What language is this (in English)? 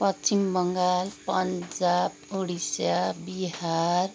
Nepali